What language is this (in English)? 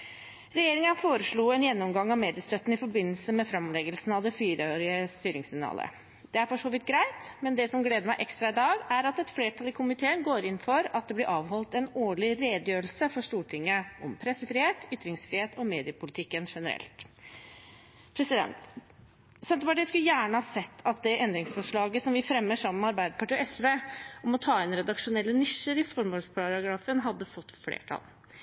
Norwegian Bokmål